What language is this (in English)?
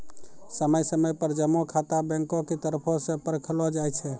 Maithili